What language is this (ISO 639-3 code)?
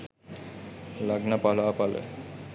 sin